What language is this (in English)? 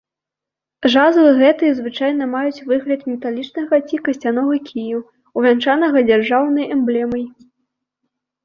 Belarusian